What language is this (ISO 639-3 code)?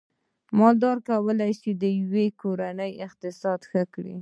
pus